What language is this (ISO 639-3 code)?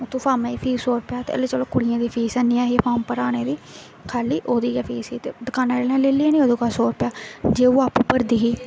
doi